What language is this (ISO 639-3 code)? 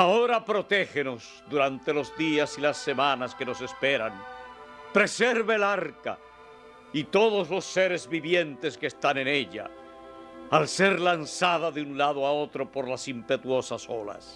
spa